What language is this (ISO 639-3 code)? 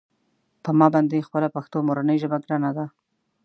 pus